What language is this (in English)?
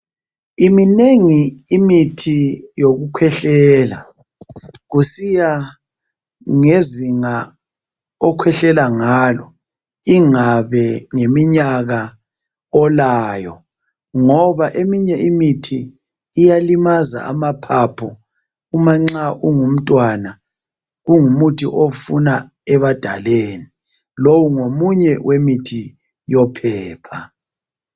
North Ndebele